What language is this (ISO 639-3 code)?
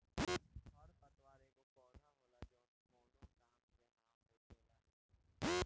bho